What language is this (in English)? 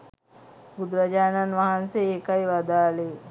Sinhala